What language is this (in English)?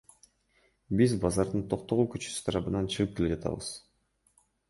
Kyrgyz